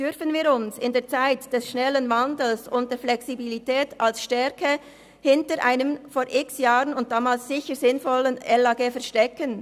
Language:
Swiss German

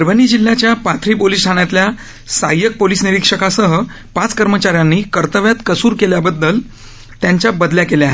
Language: Marathi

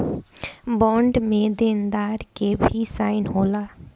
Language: Bhojpuri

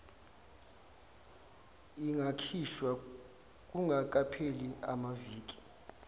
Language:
Zulu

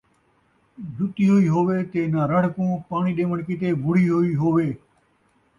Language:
Saraiki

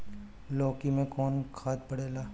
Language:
Bhojpuri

